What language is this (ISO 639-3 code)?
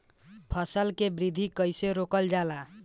bho